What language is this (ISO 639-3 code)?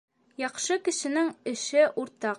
bak